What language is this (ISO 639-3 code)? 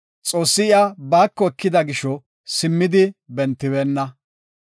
gof